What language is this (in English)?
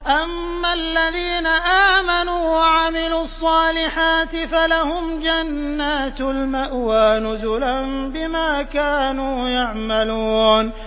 Arabic